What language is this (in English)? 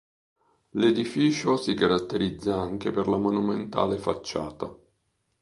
Italian